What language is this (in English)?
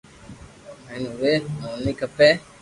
Loarki